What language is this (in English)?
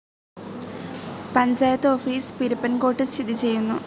Malayalam